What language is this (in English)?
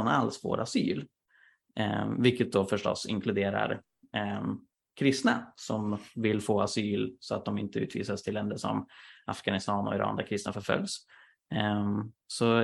Swedish